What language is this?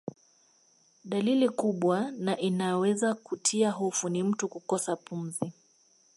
Swahili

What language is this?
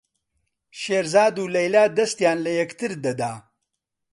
Central Kurdish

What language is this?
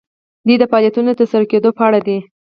Pashto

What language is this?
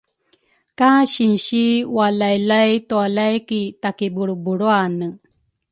Rukai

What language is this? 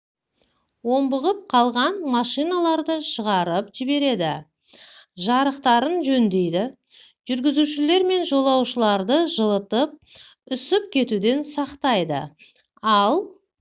Kazakh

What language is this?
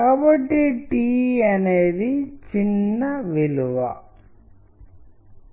Telugu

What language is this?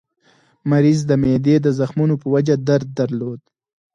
Pashto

